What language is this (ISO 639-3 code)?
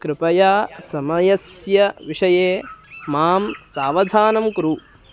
san